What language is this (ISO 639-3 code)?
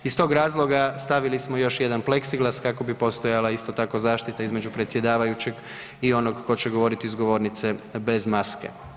hrv